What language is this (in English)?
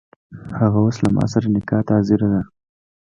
Pashto